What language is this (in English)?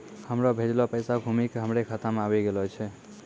Maithili